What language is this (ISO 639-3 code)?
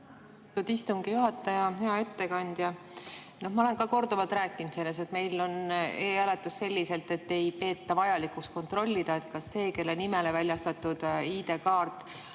est